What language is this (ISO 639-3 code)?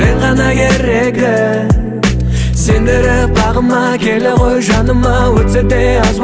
tur